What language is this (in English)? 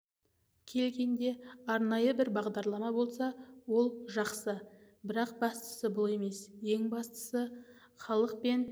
Kazakh